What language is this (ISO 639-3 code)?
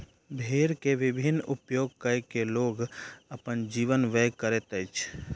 mai